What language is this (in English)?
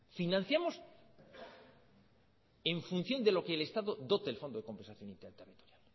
Spanish